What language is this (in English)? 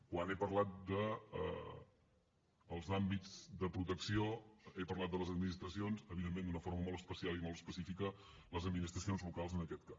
Catalan